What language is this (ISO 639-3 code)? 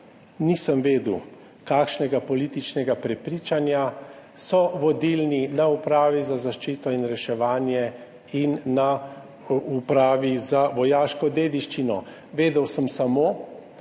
slv